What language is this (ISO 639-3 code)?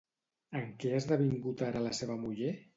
cat